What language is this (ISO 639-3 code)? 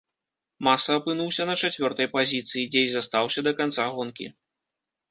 bel